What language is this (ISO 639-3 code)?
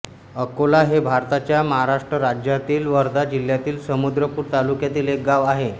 mar